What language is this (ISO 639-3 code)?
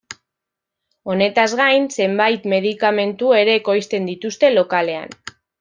eus